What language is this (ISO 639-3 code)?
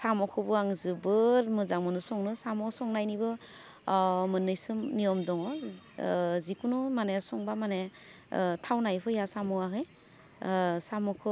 brx